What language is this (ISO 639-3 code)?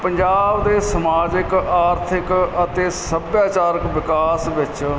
pan